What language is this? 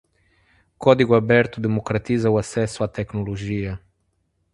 Portuguese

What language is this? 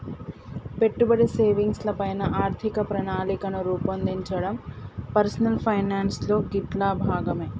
Telugu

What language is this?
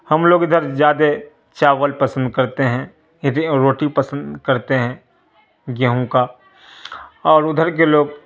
Urdu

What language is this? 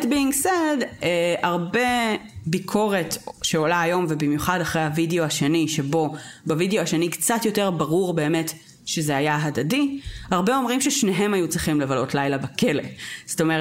Hebrew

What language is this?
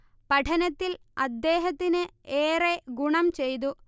Malayalam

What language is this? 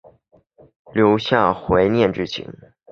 Chinese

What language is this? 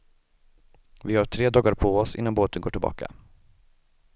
Swedish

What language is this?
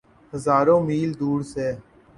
Urdu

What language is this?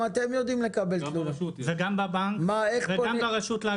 Hebrew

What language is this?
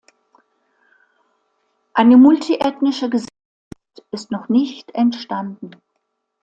German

